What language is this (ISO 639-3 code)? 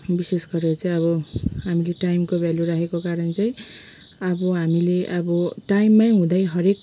nep